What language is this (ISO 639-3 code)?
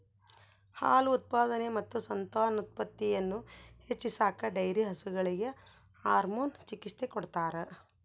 kan